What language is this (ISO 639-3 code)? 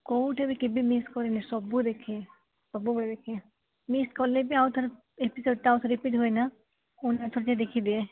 ori